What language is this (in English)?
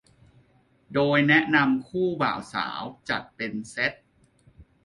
Thai